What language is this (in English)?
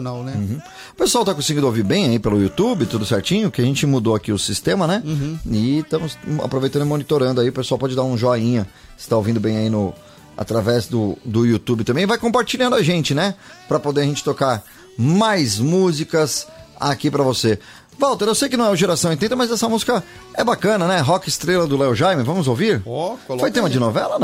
Portuguese